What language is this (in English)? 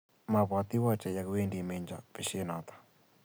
Kalenjin